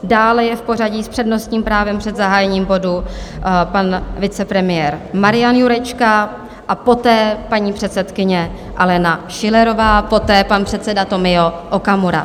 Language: Czech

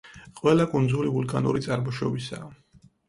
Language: Georgian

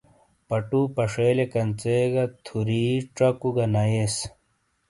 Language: Shina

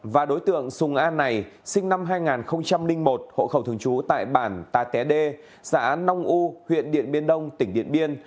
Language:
Vietnamese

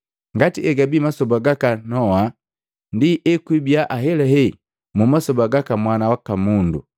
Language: Matengo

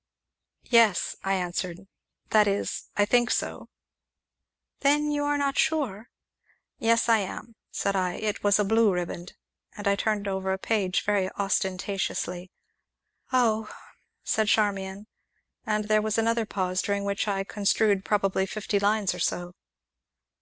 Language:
English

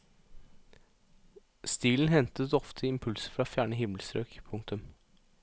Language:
Norwegian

